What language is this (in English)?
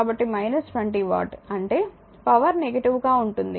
Telugu